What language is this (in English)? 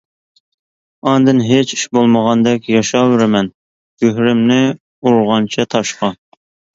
Uyghur